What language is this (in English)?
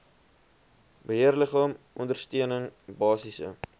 Afrikaans